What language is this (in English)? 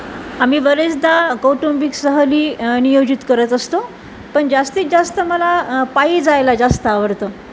Marathi